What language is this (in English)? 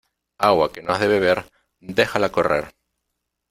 Spanish